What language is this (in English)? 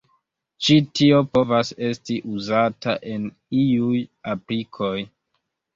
Esperanto